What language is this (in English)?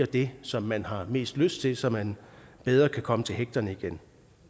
Danish